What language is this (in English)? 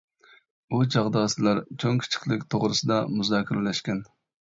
Uyghur